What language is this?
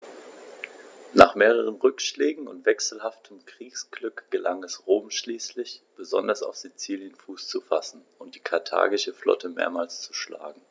German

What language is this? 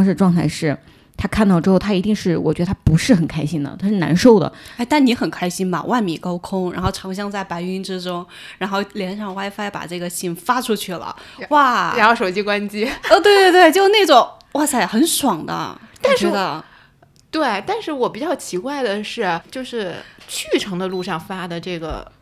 Chinese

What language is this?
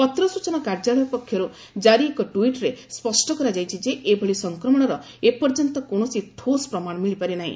Odia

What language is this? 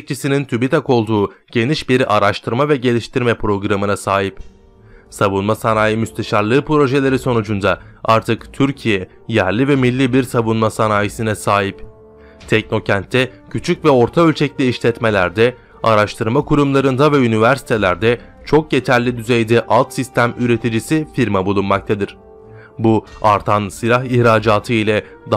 Turkish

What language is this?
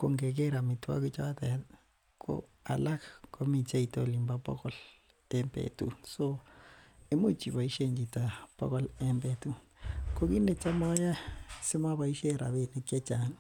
Kalenjin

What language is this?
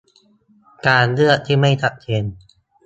Thai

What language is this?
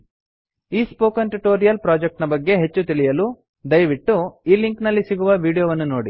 Kannada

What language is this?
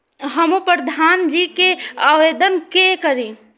Maithili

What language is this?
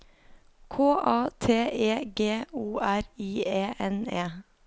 Norwegian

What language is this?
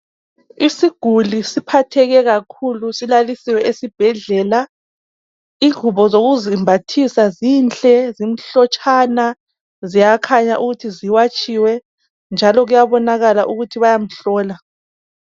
North Ndebele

